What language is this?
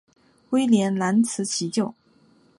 Chinese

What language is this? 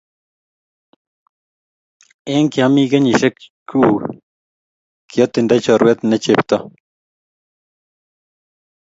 Kalenjin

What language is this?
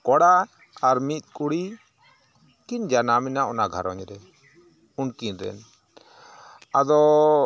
Santali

